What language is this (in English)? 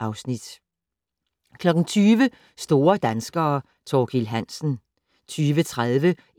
Danish